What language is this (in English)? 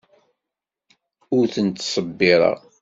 Kabyle